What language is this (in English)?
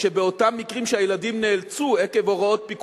Hebrew